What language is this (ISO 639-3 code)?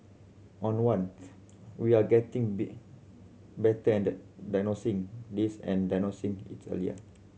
eng